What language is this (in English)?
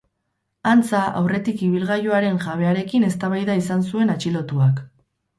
Basque